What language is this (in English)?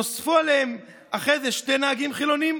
Hebrew